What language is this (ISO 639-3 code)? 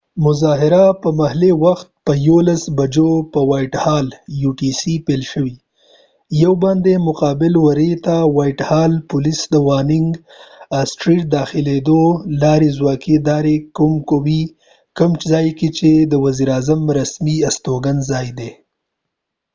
pus